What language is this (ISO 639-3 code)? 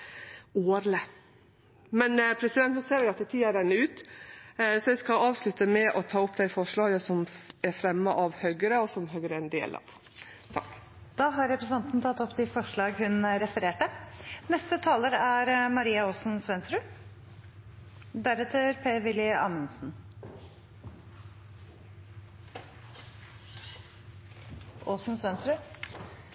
nor